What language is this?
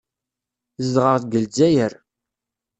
Kabyle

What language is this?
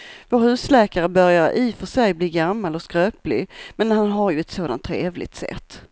Swedish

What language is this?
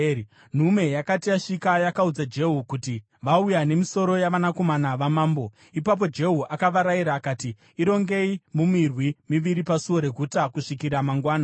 Shona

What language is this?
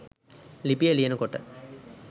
Sinhala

